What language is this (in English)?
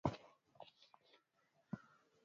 Swahili